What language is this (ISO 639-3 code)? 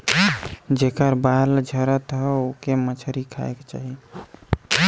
bho